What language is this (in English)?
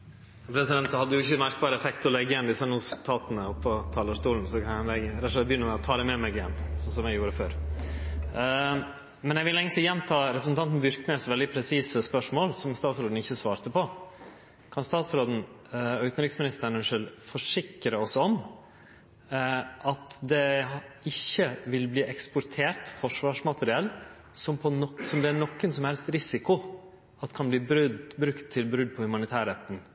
Norwegian Nynorsk